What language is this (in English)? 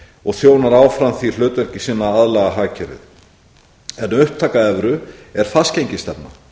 Icelandic